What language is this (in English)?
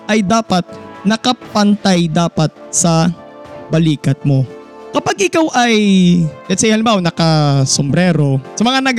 Filipino